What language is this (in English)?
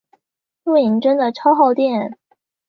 Chinese